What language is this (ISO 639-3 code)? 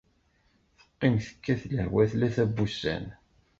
kab